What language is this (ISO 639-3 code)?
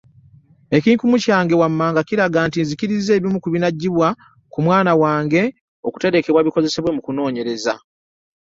lug